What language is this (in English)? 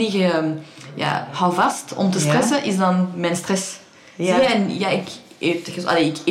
Dutch